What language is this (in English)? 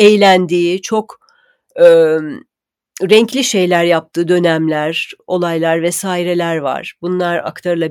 Turkish